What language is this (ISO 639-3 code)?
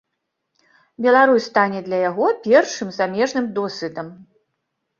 bel